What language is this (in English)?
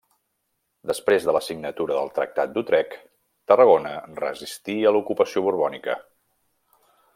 Catalan